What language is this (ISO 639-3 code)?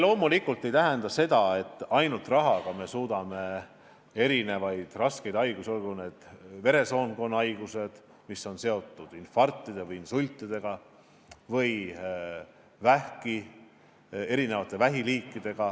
est